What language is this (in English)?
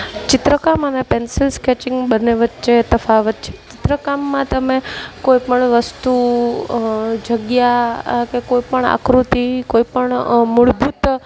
Gujarati